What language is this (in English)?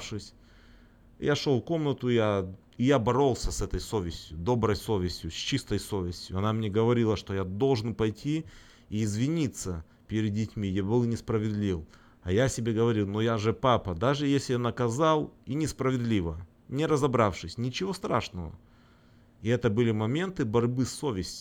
Russian